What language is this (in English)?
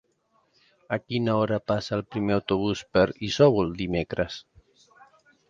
Catalan